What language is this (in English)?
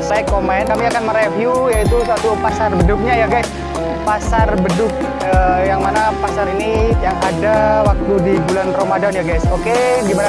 Indonesian